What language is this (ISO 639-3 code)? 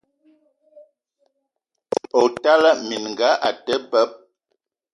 eto